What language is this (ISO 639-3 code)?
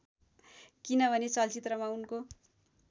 nep